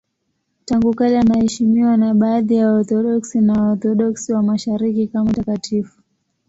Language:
Swahili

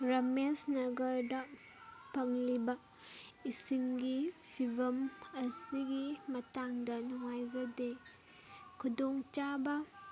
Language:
Manipuri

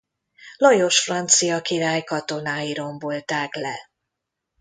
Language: Hungarian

